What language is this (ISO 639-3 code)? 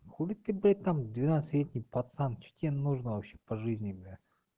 rus